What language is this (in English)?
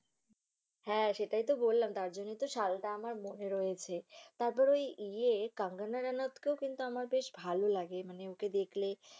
Bangla